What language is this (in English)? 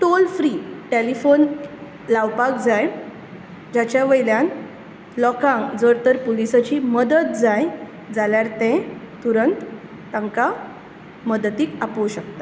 Konkani